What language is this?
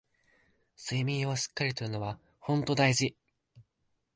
Japanese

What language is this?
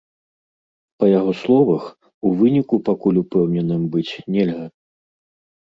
Belarusian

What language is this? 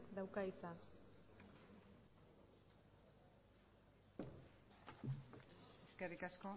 Basque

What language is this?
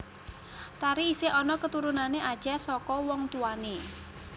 Javanese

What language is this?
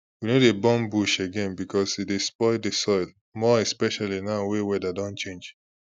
Nigerian Pidgin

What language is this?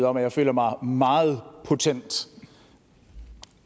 Danish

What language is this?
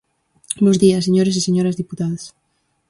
Galician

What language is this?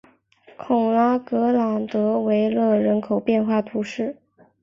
Chinese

